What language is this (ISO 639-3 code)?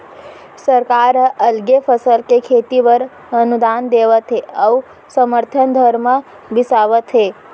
hne